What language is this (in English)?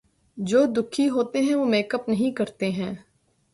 Urdu